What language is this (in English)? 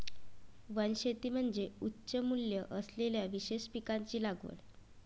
Marathi